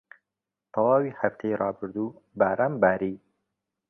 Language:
Central Kurdish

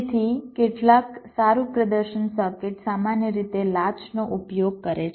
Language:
Gujarati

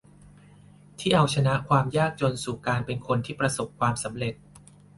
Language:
Thai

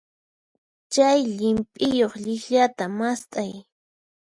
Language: Puno Quechua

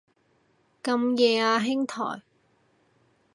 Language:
Cantonese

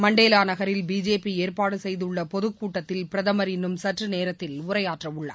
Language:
Tamil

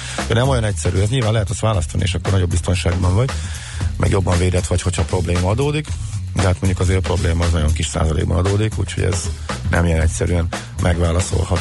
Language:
Hungarian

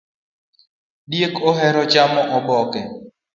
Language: Luo (Kenya and Tanzania)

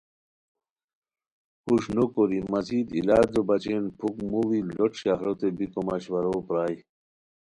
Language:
Khowar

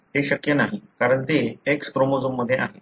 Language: Marathi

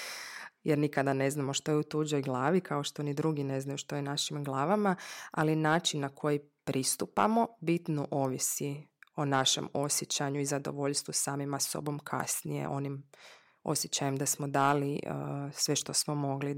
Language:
Croatian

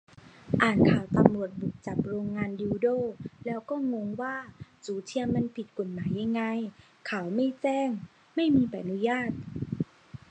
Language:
Thai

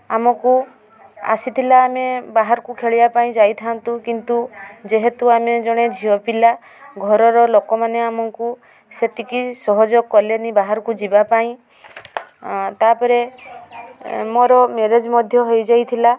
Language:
Odia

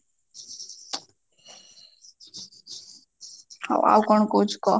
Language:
Odia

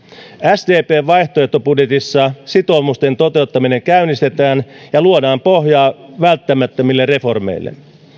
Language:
Finnish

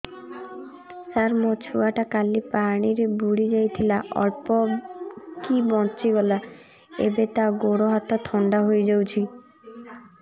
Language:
Odia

